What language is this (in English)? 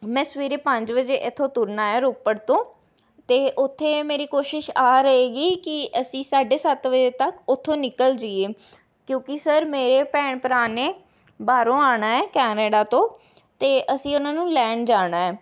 Punjabi